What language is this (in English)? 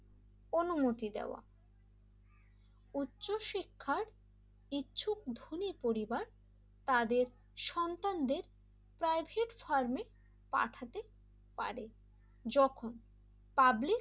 Bangla